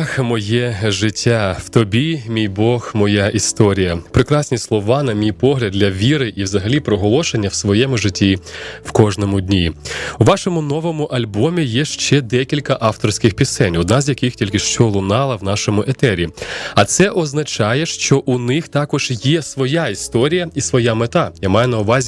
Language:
Ukrainian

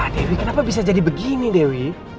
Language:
Indonesian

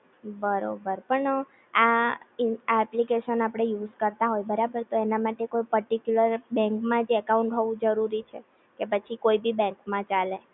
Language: Gujarati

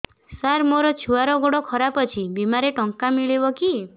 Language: Odia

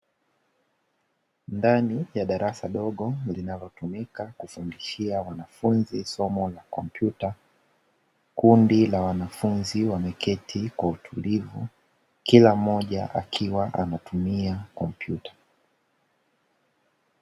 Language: Swahili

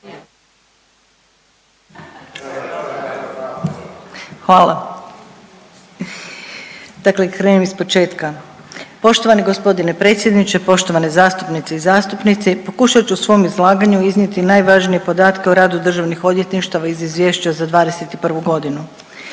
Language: Croatian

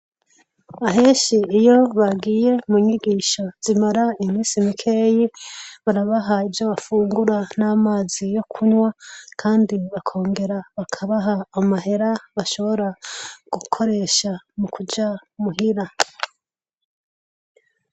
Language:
Rundi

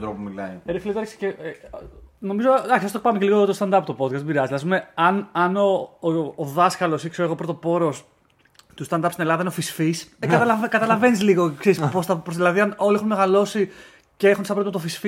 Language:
Greek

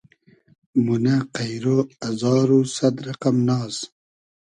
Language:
Hazaragi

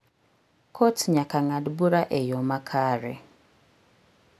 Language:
Luo (Kenya and Tanzania)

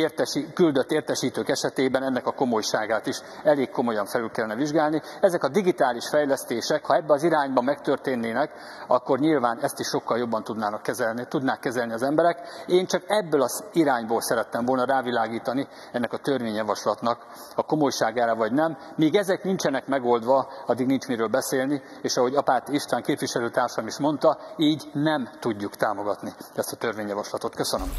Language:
Hungarian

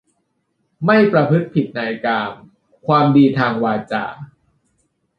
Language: Thai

